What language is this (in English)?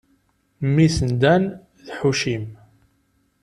Kabyle